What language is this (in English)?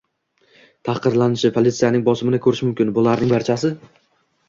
Uzbek